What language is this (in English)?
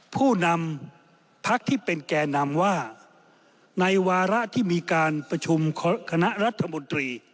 Thai